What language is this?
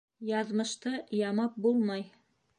Bashkir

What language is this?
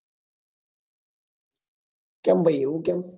Gujarati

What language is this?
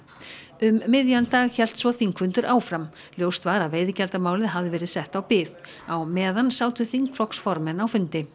Icelandic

